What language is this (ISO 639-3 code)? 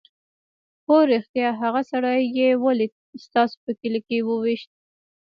pus